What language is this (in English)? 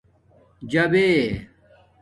Domaaki